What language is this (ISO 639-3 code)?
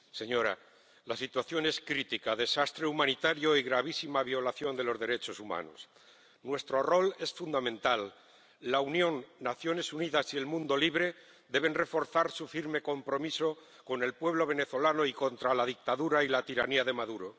spa